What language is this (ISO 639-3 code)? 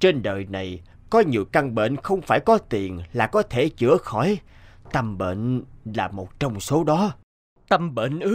vie